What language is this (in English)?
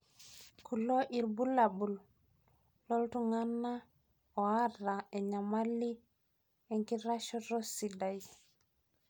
Masai